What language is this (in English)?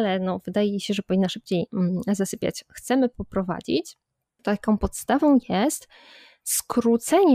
Polish